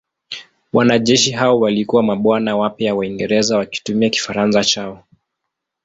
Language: Swahili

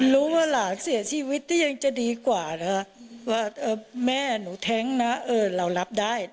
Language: Thai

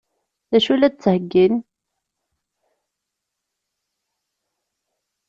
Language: Kabyle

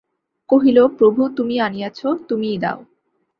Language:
Bangla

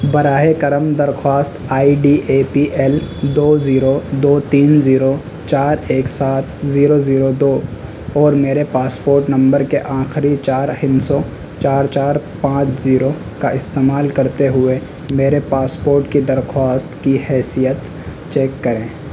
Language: Urdu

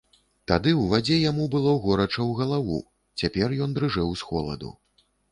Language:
Belarusian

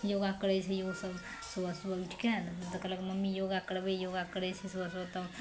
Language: Maithili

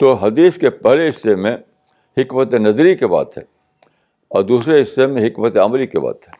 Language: Urdu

